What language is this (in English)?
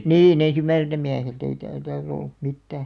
Finnish